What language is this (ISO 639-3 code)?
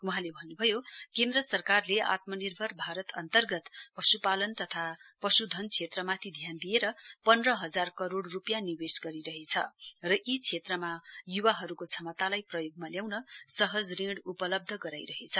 nep